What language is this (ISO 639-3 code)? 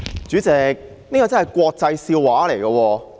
yue